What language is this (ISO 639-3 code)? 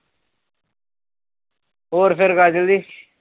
pan